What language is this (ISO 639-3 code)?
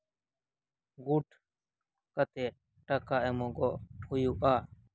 sat